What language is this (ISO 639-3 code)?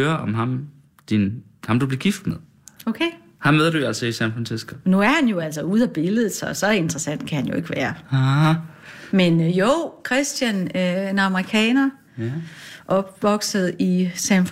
dan